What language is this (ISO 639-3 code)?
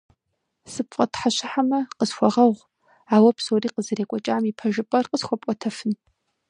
kbd